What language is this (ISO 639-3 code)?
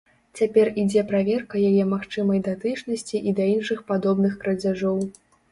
bel